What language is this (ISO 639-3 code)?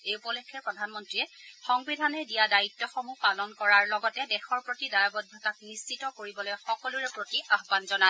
asm